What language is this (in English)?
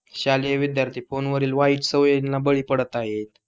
Marathi